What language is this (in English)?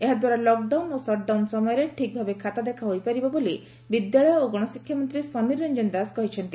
Odia